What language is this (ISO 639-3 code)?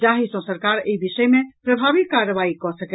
mai